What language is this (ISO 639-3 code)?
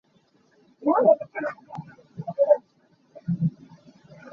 cnh